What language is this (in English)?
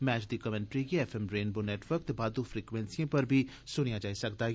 Dogri